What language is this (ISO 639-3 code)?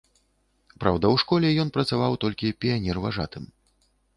bel